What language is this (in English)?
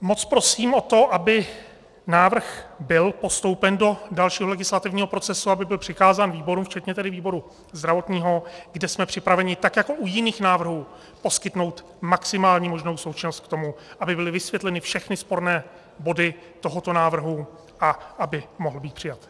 Czech